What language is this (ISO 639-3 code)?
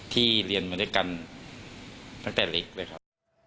tha